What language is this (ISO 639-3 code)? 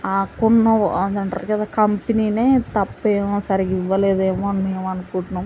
tel